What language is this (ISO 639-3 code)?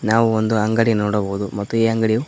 kan